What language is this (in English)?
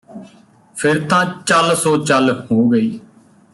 Punjabi